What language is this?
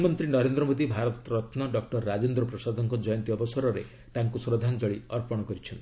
Odia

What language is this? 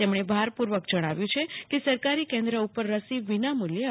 Gujarati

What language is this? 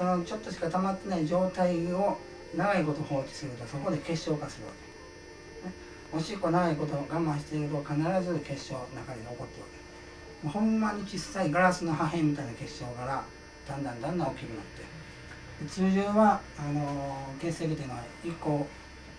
Japanese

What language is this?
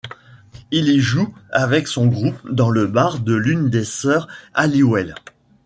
French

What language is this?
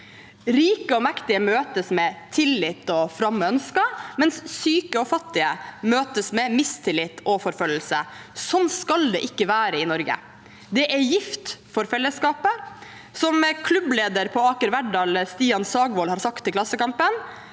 Norwegian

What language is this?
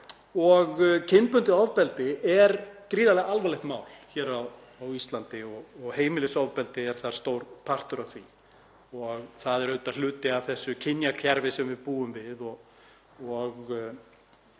Icelandic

